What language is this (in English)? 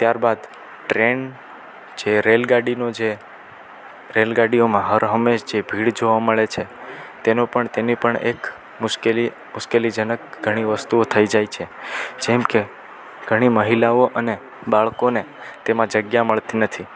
Gujarati